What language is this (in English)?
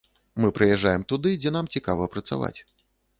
Belarusian